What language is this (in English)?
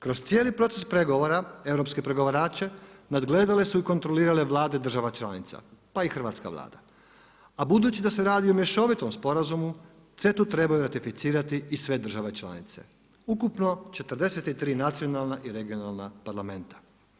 Croatian